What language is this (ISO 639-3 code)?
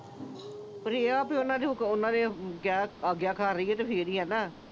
pan